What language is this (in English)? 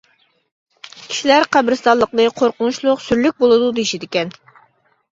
Uyghur